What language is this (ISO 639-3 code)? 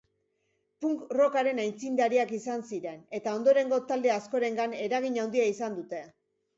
eus